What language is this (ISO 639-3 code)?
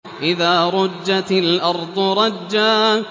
ara